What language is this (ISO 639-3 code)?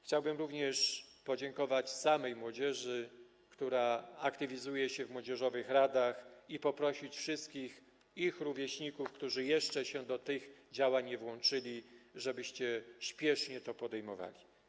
pol